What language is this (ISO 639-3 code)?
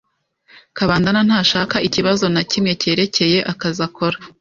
kin